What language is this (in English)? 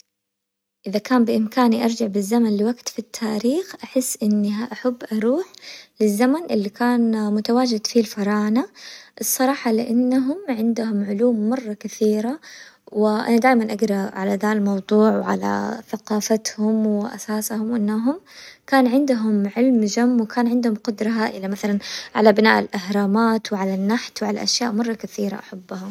Hijazi Arabic